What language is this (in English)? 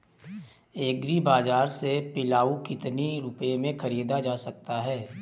Hindi